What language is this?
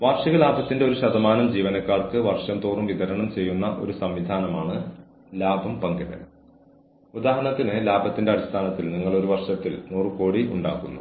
Malayalam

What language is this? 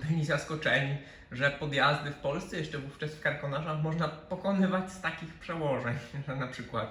Polish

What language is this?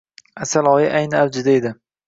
Uzbek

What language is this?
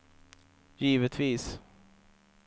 Swedish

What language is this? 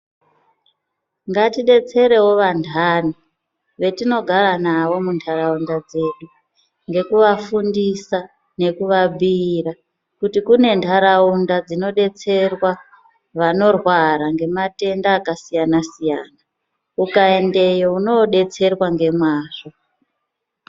Ndau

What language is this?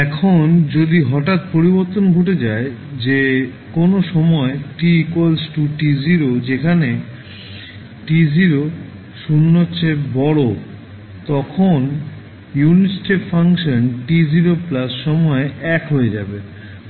Bangla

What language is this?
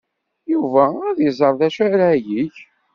Kabyle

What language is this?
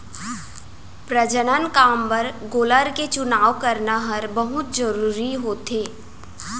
Chhattisgarhi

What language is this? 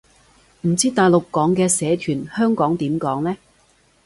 Cantonese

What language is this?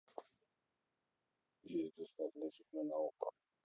Russian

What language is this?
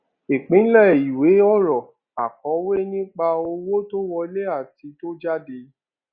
Yoruba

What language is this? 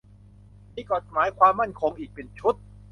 Thai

